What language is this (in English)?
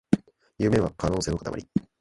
Japanese